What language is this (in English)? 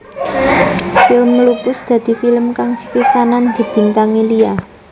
Javanese